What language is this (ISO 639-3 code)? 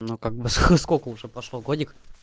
rus